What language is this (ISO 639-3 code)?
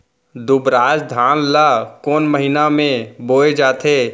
hne